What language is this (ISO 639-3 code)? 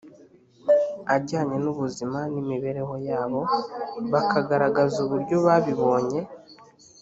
kin